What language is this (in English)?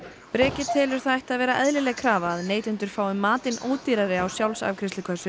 Icelandic